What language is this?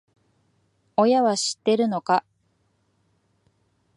Japanese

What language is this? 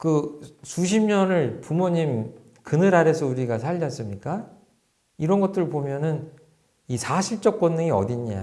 Korean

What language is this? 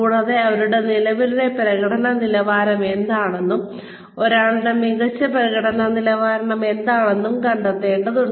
Malayalam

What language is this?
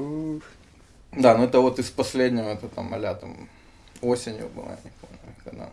Russian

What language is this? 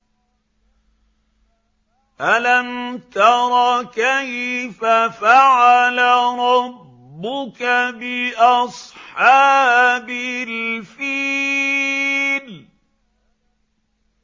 Arabic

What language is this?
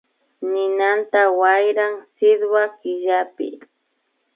Imbabura Highland Quichua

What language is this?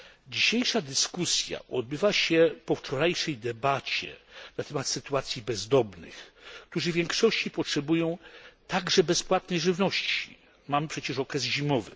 Polish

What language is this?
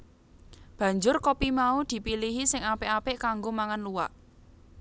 Javanese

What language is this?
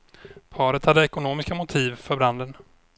Swedish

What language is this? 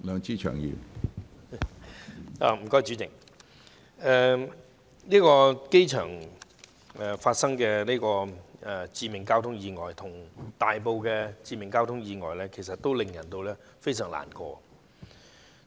Cantonese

